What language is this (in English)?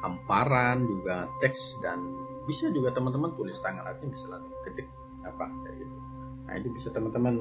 Indonesian